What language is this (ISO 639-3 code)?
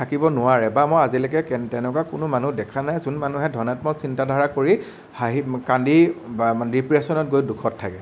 asm